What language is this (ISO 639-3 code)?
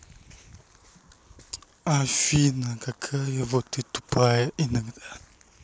rus